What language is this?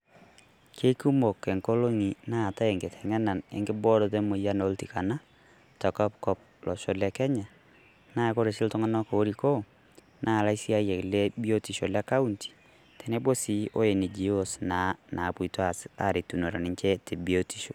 Masai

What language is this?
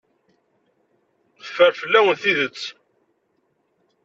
Kabyle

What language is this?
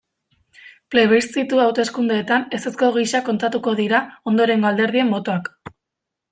Basque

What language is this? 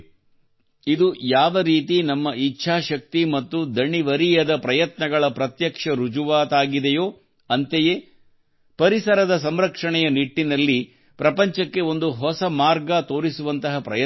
Kannada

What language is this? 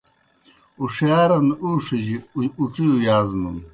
Kohistani Shina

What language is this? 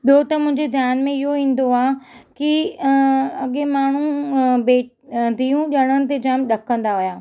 Sindhi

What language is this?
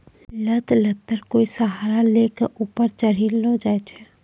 Maithili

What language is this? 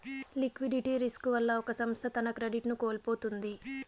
Telugu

